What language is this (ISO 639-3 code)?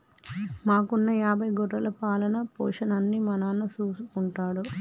tel